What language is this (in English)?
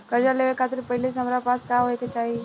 Bhojpuri